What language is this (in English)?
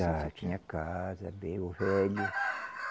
Portuguese